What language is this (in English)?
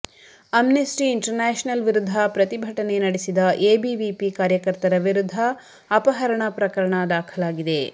Kannada